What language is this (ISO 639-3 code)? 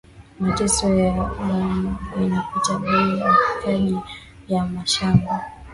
swa